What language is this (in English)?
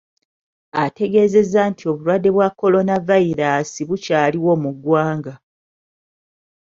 Ganda